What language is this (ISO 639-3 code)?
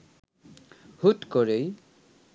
ben